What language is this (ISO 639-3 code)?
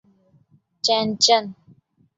urd